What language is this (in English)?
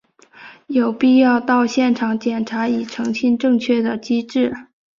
Chinese